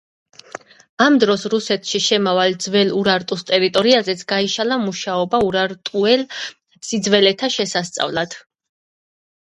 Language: Georgian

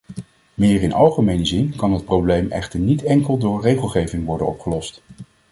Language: Dutch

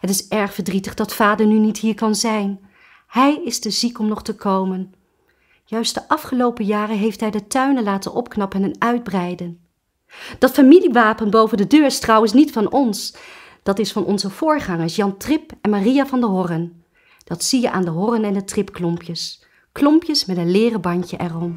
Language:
Dutch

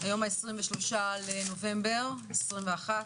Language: Hebrew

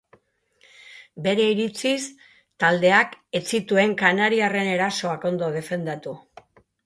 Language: Basque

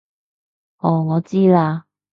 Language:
Cantonese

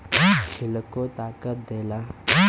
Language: Bhojpuri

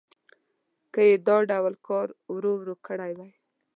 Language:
Pashto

